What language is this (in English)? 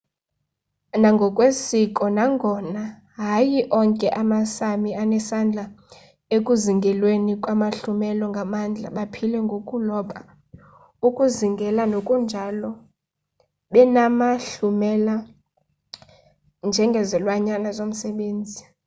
Xhosa